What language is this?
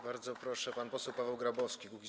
Polish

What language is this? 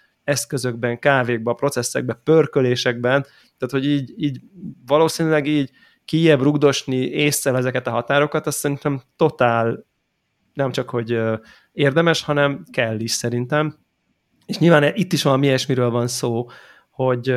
Hungarian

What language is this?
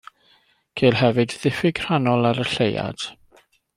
Welsh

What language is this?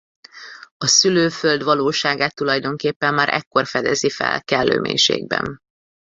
Hungarian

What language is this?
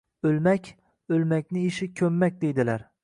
Uzbek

